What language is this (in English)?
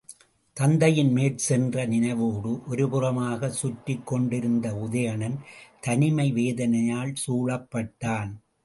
Tamil